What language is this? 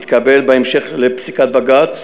Hebrew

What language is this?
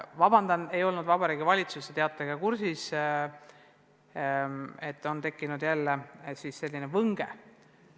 Estonian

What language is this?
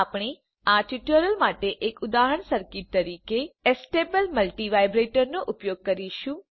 Gujarati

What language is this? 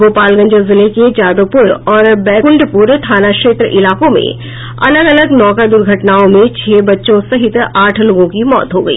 Hindi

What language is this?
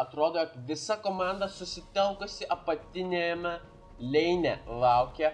Lithuanian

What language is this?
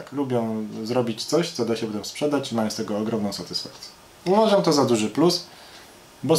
Polish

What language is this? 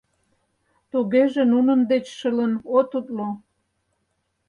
Mari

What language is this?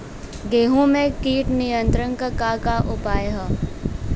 Bhojpuri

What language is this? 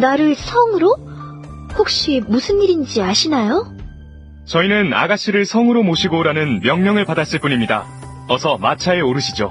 Korean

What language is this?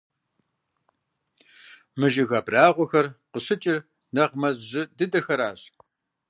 Kabardian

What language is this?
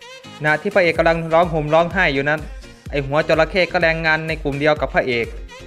Thai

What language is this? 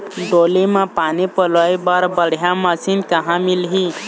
Chhattisgarhi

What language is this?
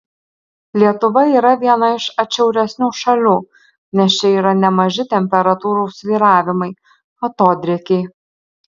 Lithuanian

